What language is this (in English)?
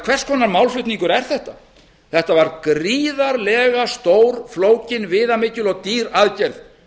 Icelandic